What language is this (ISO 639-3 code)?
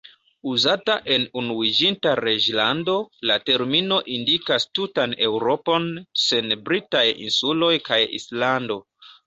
epo